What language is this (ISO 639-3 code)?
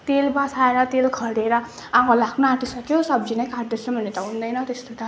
nep